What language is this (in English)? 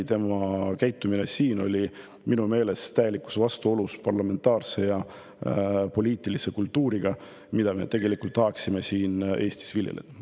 Estonian